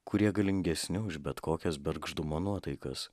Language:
Lithuanian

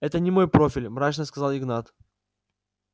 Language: Russian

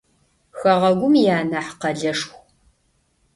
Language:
Adyghe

